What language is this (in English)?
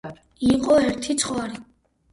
Georgian